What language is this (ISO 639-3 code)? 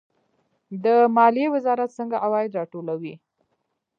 pus